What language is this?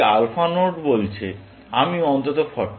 Bangla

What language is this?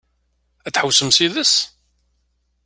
Kabyle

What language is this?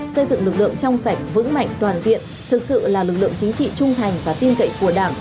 Vietnamese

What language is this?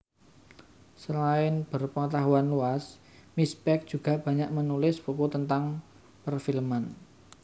Javanese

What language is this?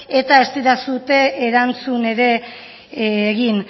Basque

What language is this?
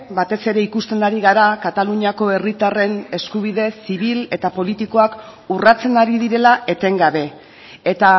Basque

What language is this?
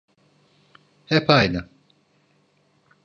Turkish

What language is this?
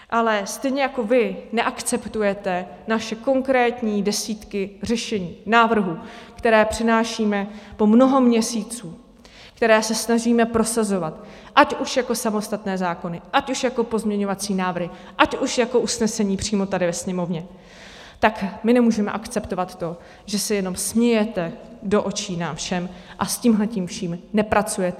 Czech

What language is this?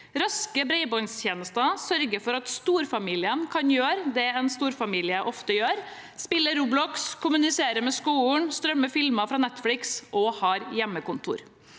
Norwegian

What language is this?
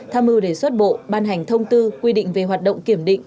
Vietnamese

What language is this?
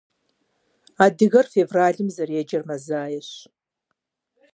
Kabardian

